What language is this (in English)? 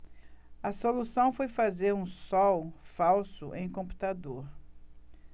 Portuguese